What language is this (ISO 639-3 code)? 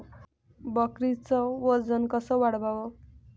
mar